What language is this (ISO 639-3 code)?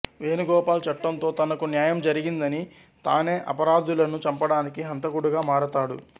tel